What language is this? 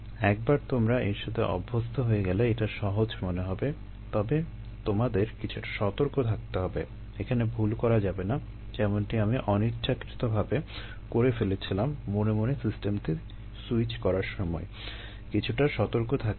Bangla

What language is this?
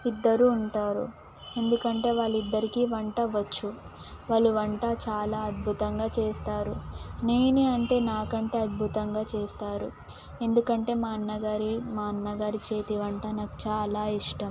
Telugu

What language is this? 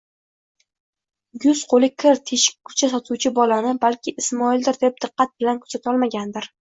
Uzbek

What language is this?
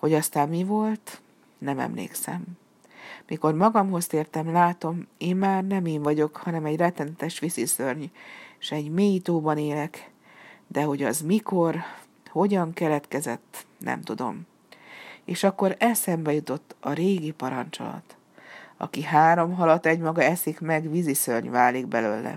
Hungarian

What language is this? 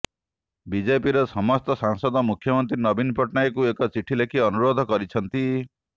Odia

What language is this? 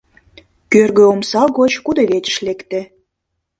Mari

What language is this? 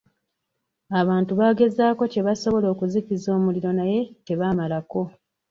Ganda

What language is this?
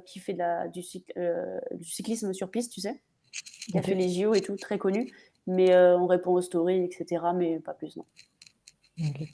French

